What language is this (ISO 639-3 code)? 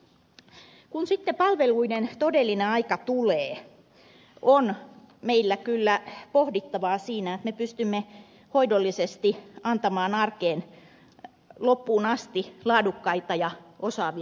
fin